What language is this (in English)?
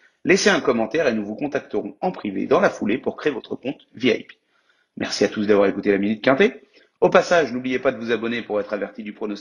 French